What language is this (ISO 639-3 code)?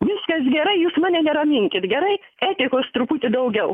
lit